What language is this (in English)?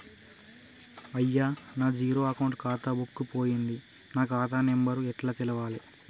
Telugu